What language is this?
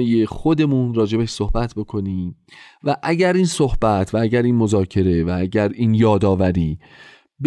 Persian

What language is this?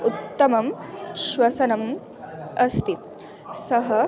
Sanskrit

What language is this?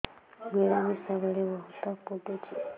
Odia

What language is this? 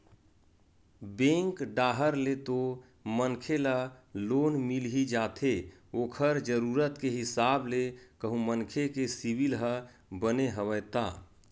Chhattisgarhi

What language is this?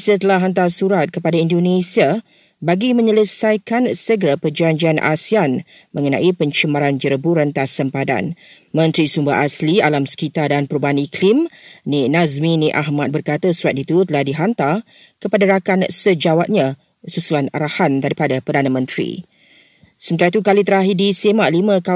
Malay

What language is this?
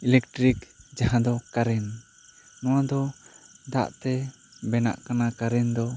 Santali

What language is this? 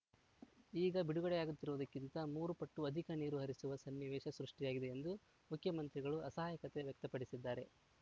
Kannada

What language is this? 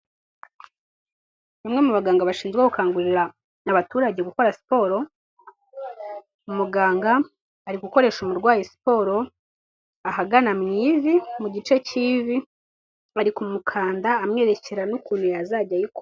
Kinyarwanda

